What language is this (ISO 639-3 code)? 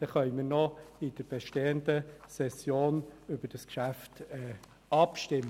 gsw